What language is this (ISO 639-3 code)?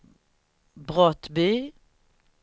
swe